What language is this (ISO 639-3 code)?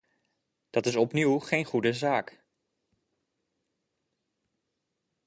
nld